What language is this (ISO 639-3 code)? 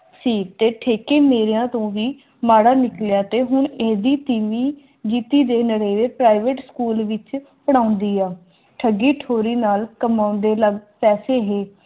pan